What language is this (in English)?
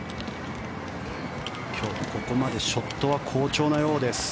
Japanese